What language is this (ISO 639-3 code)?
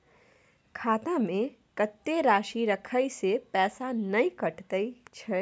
mai